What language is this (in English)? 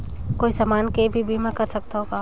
Chhattisgarhi